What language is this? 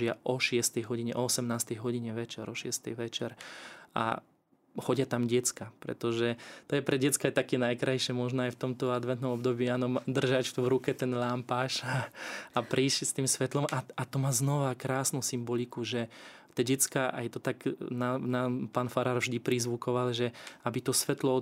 Slovak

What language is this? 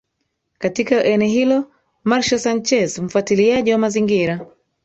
Swahili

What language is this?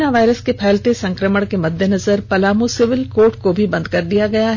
Hindi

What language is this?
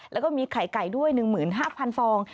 Thai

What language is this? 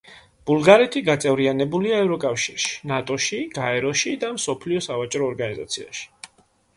Georgian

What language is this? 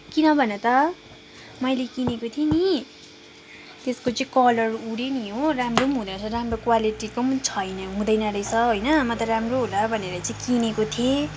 Nepali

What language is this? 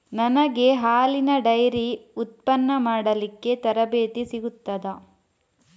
Kannada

